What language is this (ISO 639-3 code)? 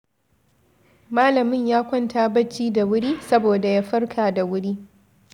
hau